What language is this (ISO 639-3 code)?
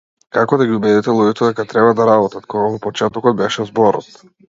mkd